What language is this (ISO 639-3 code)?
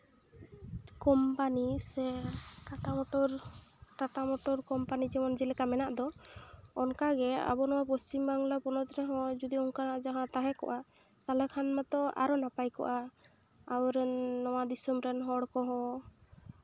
sat